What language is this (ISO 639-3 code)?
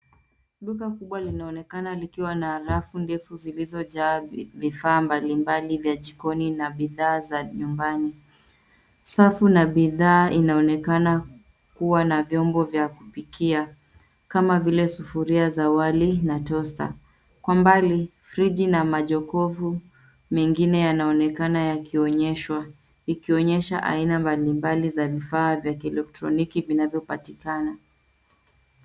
swa